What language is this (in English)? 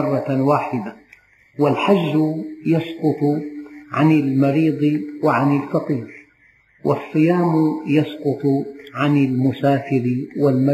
Arabic